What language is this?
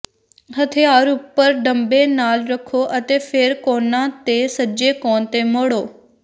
Punjabi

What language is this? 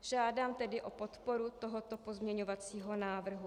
Czech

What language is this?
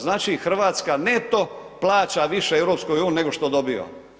Croatian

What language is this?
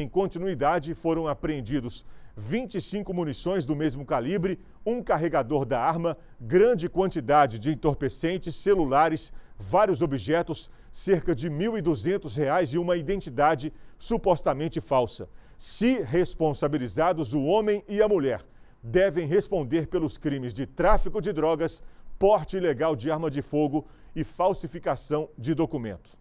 Portuguese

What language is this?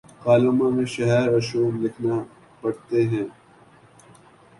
Urdu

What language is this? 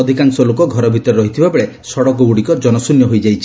Odia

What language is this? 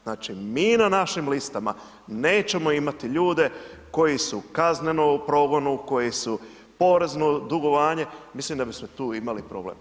Croatian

